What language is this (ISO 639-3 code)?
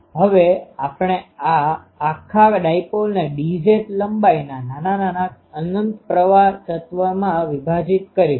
guj